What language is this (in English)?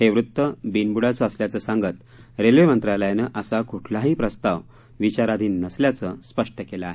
Marathi